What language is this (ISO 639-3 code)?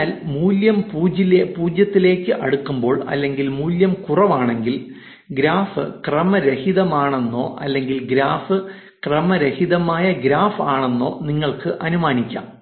mal